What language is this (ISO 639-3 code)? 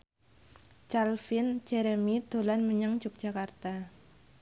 jav